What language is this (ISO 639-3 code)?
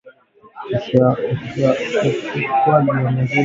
swa